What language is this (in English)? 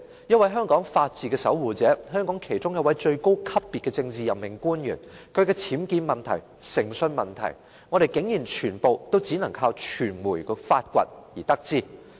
Cantonese